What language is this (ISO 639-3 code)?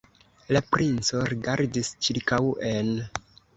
epo